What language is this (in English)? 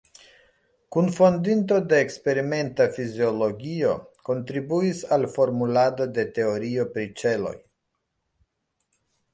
Esperanto